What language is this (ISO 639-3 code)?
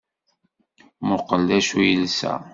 kab